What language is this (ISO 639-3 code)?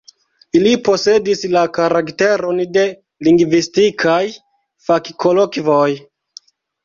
epo